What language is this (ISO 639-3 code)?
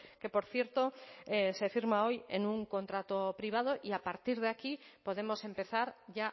spa